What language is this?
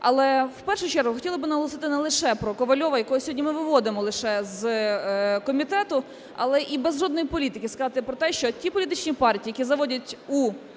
Ukrainian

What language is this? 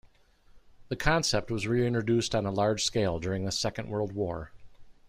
English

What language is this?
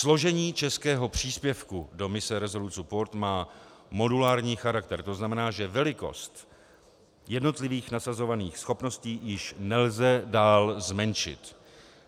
Czech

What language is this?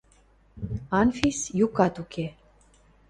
Western Mari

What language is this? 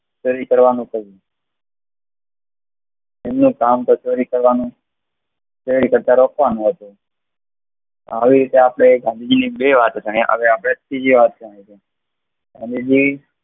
Gujarati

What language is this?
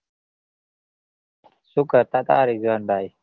Gujarati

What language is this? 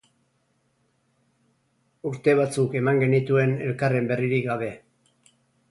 Basque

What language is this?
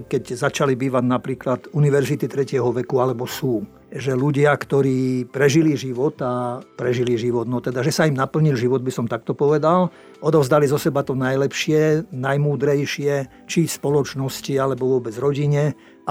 Slovak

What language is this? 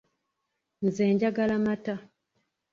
Ganda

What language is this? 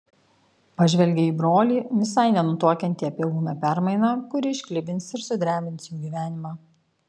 Lithuanian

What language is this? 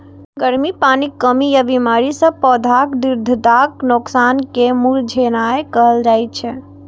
Maithili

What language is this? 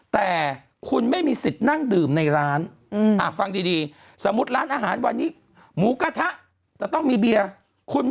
Thai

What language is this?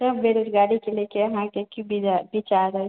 Maithili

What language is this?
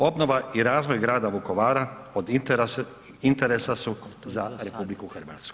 Croatian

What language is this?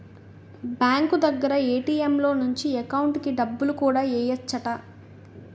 Telugu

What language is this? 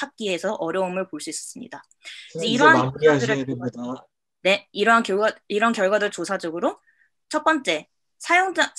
Korean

